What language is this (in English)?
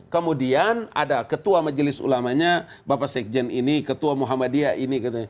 Indonesian